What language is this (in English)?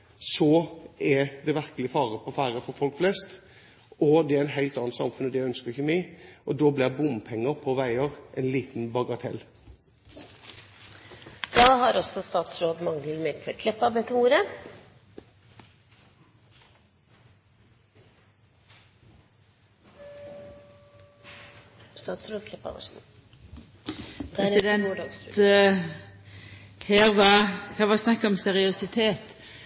Norwegian